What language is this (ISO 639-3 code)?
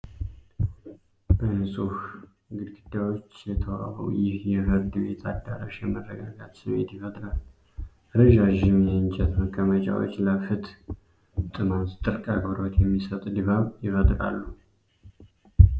amh